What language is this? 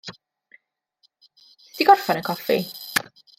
Welsh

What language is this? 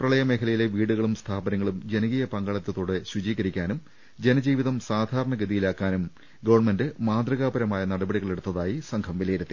Malayalam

